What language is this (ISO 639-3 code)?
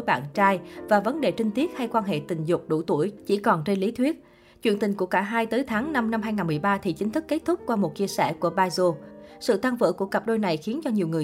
vie